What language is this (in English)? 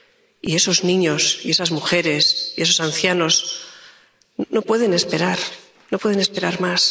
Spanish